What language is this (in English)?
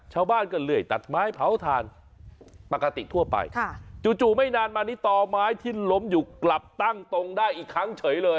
Thai